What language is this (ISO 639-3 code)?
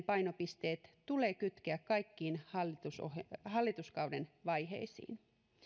fin